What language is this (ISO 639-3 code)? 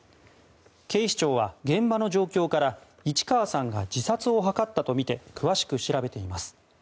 jpn